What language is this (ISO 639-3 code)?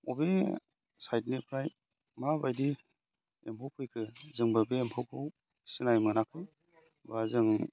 brx